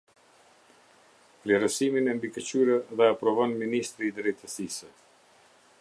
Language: Albanian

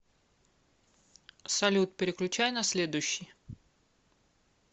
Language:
Russian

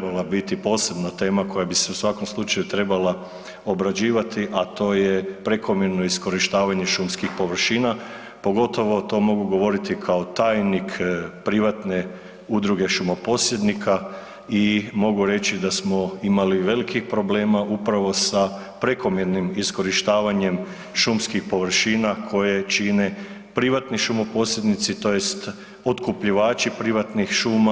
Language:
Croatian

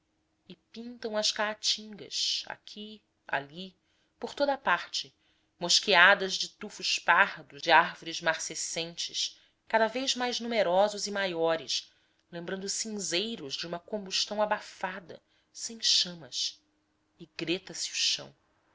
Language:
Portuguese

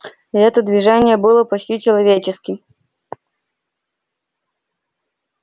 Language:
Russian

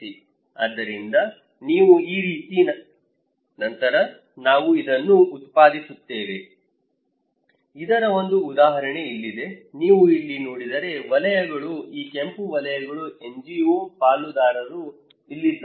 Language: Kannada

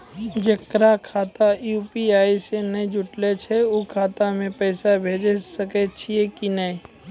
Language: Maithili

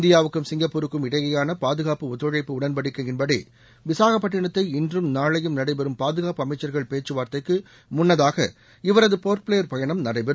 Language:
Tamil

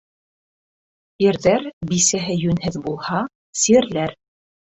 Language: Bashkir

